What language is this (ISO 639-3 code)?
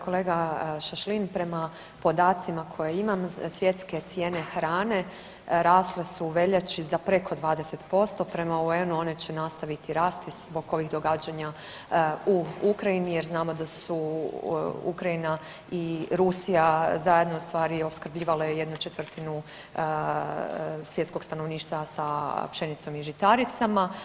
hrv